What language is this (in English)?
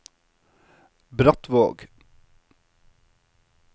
Norwegian